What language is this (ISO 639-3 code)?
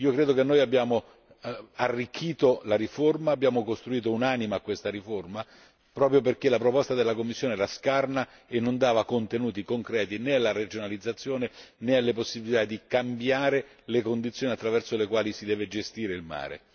ita